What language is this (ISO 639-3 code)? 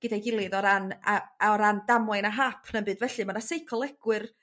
cym